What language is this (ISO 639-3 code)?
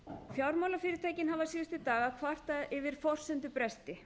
isl